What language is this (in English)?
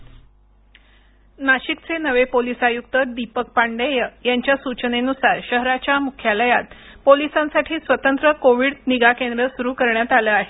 Marathi